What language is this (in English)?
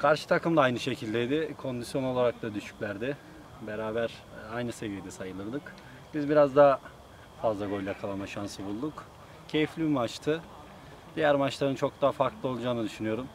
Turkish